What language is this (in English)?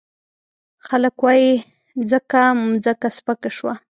Pashto